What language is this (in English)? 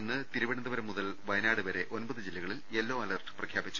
Malayalam